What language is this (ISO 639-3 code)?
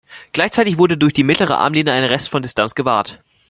deu